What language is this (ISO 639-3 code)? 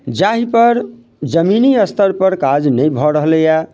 mai